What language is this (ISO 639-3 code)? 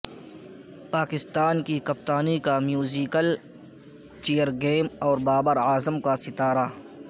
urd